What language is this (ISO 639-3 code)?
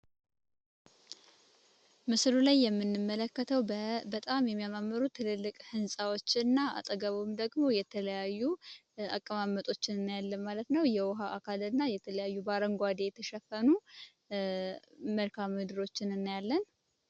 amh